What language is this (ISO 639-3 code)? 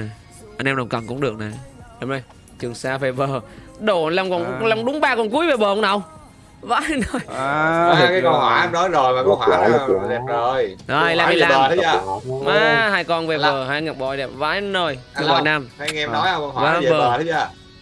vie